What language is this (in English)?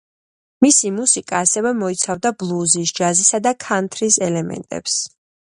Georgian